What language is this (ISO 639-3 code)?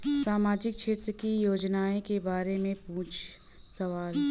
bho